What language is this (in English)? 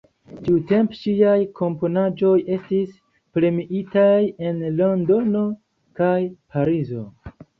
Esperanto